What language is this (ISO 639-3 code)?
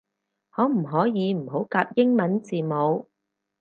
yue